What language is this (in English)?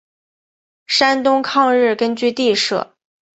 Chinese